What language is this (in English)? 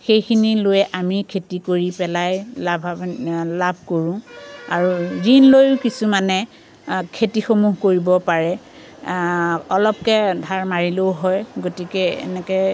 Assamese